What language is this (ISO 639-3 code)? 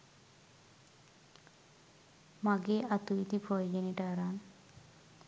sin